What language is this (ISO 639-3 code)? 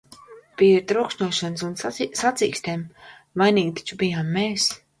lav